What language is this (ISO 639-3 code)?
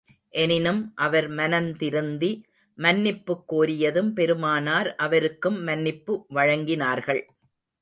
tam